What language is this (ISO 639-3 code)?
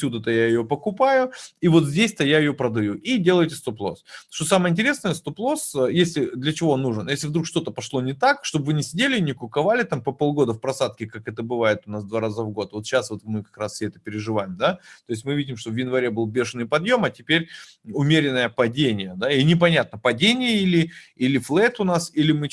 rus